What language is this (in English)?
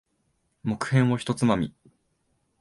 Japanese